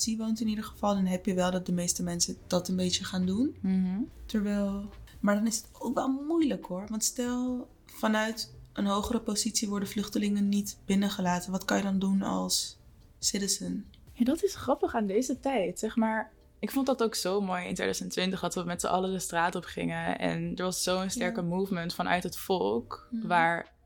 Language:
Dutch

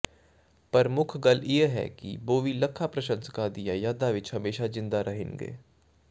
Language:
Punjabi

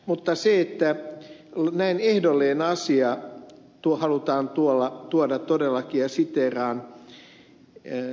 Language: Finnish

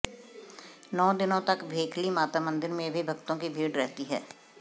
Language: Hindi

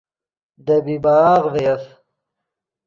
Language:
Yidgha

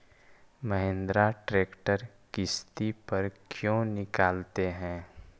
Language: Magahi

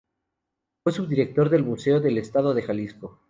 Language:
Spanish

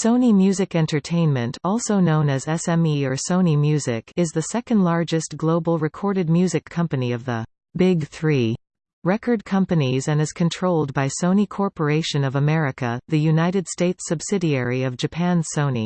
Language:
English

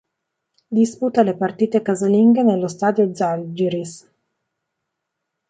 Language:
Italian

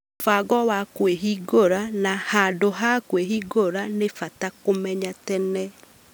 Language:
Kikuyu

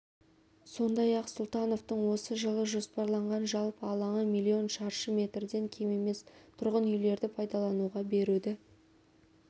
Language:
Kazakh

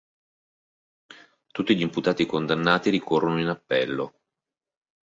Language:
Italian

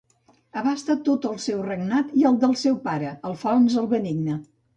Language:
Catalan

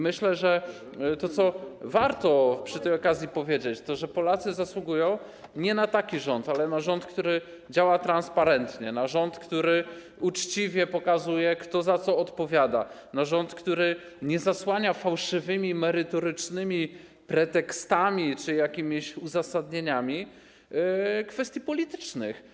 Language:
Polish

